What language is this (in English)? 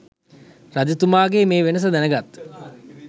Sinhala